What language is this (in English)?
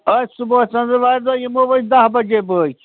Kashmiri